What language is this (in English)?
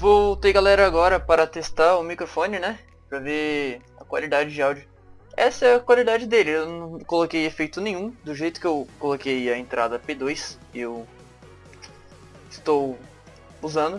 Portuguese